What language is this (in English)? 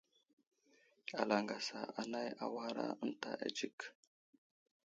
Wuzlam